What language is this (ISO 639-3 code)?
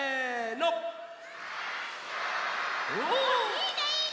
jpn